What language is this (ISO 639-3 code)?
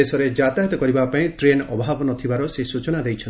ori